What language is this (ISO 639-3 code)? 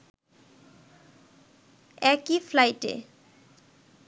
ben